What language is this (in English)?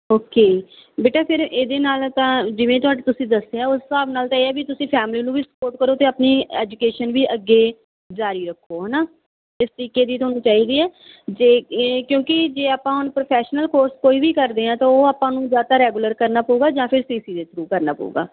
Punjabi